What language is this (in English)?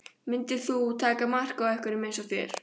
Icelandic